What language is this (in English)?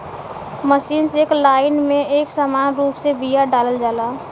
Bhojpuri